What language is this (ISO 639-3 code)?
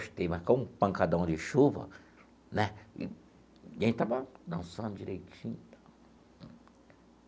por